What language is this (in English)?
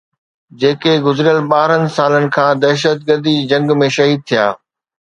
Sindhi